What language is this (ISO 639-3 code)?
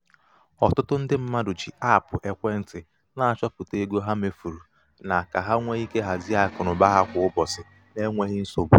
ibo